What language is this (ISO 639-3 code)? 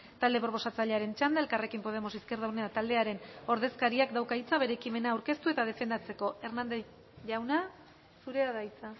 eus